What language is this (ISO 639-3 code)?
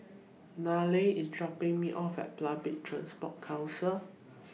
eng